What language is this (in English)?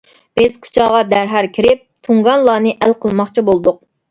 Uyghur